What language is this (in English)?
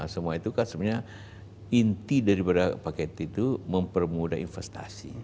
Indonesian